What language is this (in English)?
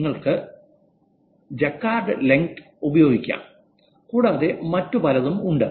Malayalam